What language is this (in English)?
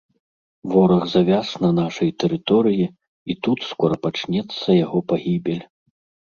Belarusian